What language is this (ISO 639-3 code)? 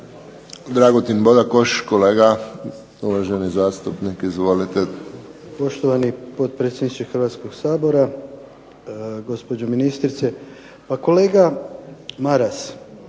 hrv